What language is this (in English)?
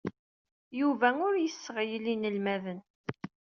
Kabyle